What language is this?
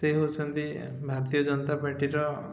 Odia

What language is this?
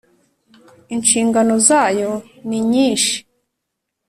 Kinyarwanda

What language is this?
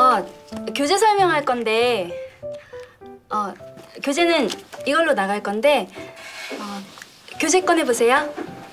Korean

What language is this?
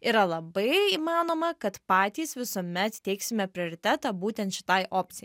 Lithuanian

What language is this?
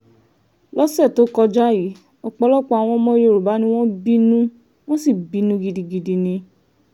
Yoruba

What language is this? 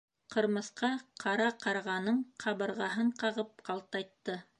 Bashkir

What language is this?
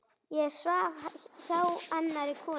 Icelandic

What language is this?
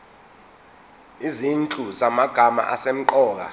Zulu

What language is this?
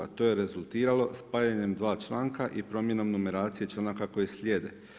Croatian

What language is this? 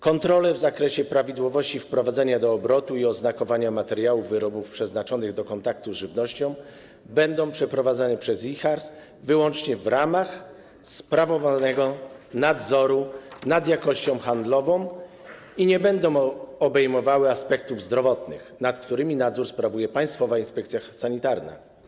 Polish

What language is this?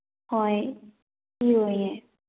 Manipuri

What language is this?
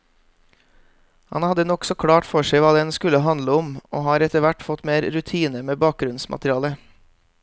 Norwegian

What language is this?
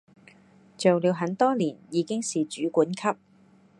Cantonese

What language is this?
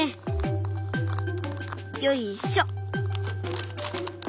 Japanese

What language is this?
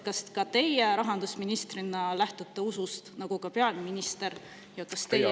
Estonian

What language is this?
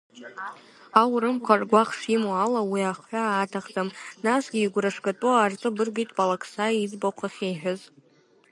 Abkhazian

